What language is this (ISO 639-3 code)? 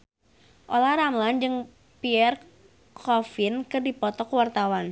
sun